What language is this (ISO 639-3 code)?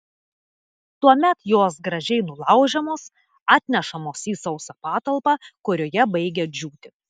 lit